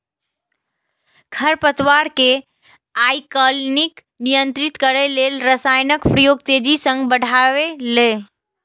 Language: Maithili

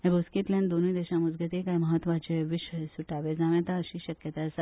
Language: Konkani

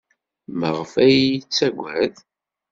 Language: Kabyle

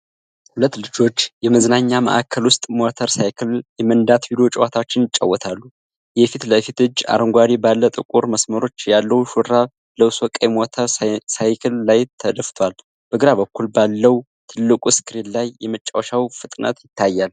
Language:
Amharic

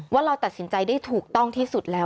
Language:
Thai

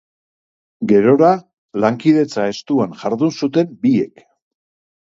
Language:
Basque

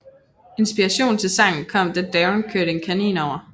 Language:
Danish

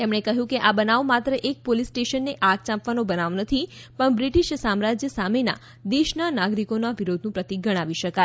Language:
Gujarati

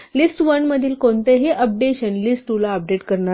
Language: Marathi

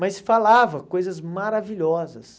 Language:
Portuguese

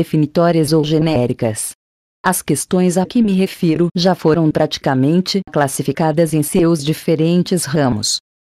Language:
Portuguese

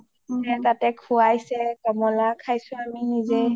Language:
Assamese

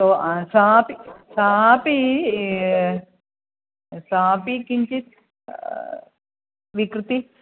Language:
Sanskrit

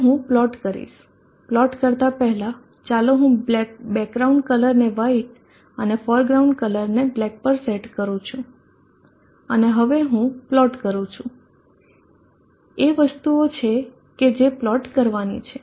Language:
Gujarati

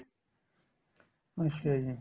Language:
Punjabi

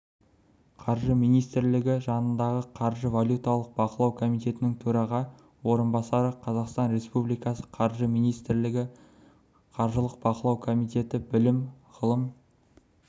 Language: Kazakh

